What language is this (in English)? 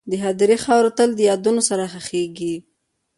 Pashto